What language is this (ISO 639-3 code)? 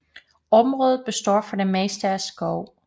dan